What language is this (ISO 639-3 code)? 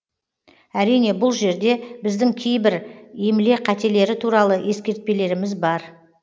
kaz